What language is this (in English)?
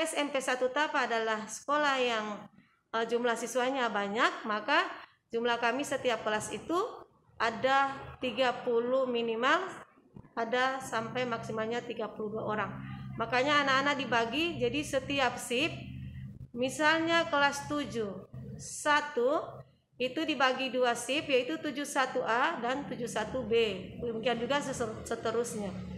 Indonesian